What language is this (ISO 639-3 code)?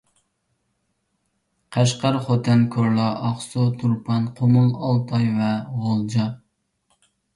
uig